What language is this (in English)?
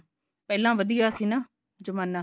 Punjabi